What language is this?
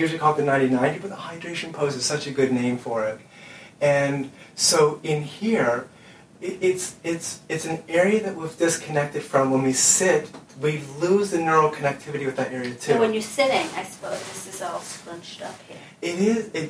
English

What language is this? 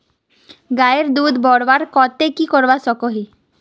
Magahi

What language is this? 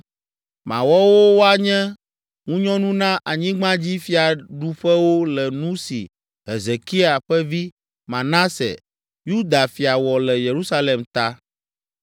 Ewe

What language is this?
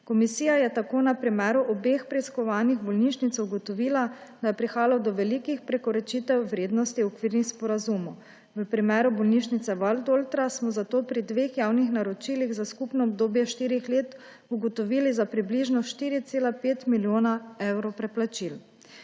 Slovenian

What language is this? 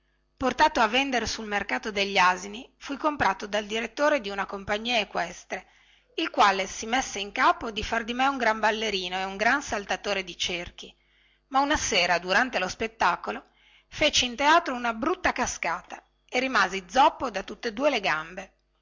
Italian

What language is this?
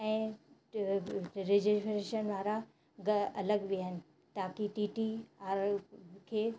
Sindhi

